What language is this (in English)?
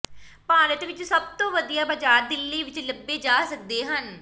Punjabi